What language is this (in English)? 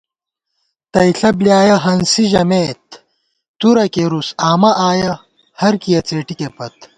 Gawar-Bati